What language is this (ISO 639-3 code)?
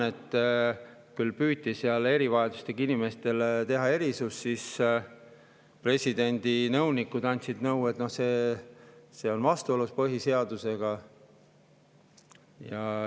est